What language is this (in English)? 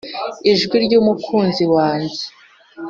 Kinyarwanda